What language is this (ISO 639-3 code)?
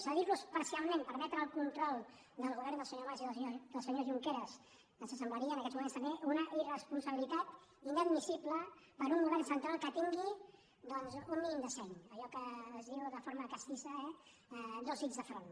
cat